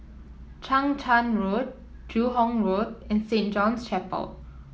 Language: English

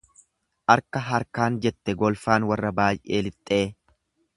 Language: Oromo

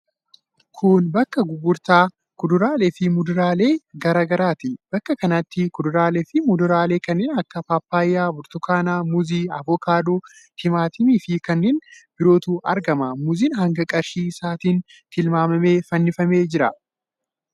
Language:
Oromo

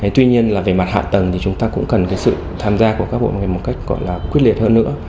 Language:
Vietnamese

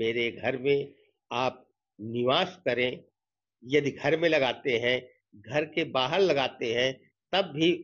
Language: Hindi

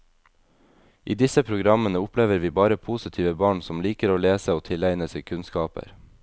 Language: Norwegian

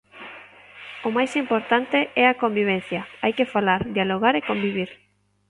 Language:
Galician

